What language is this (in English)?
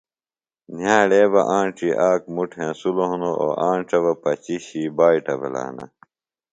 Phalura